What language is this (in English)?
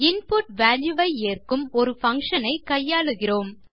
Tamil